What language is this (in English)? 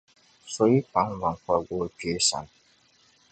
Dagbani